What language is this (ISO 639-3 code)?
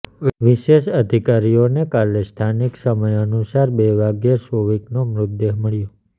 guj